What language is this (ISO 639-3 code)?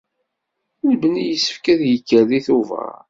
kab